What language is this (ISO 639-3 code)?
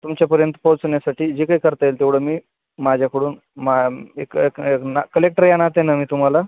mar